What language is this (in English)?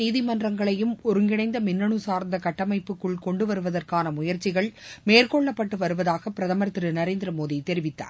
Tamil